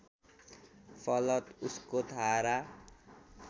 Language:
Nepali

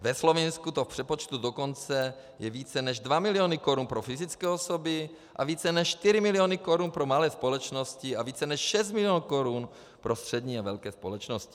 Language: Czech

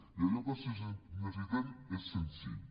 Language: Catalan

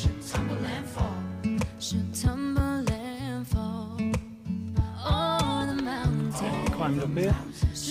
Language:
English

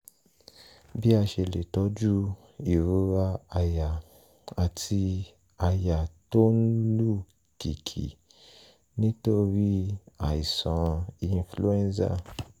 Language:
Yoruba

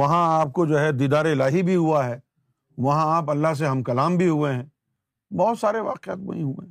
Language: Urdu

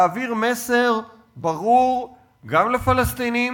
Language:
Hebrew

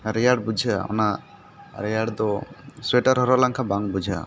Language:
Santali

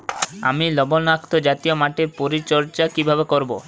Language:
Bangla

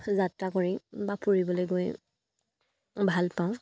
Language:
Assamese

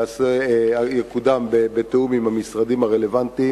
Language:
Hebrew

